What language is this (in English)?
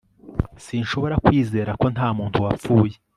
Kinyarwanda